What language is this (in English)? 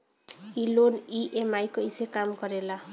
Bhojpuri